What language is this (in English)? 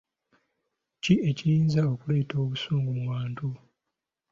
Ganda